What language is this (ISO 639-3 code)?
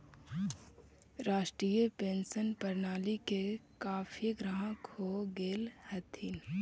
mag